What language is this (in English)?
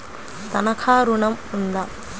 Telugu